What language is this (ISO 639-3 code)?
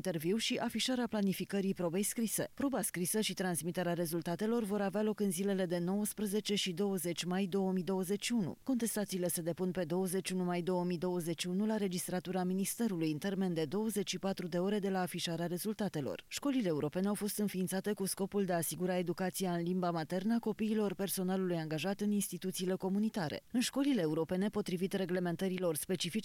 ron